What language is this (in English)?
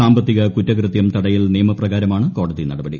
Malayalam